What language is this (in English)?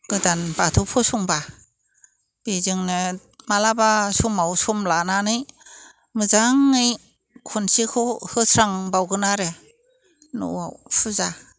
Bodo